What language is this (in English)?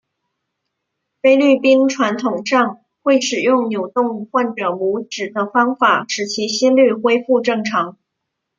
Chinese